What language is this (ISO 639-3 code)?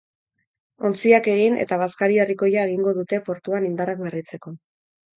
eus